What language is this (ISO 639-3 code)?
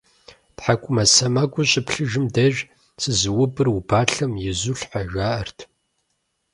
kbd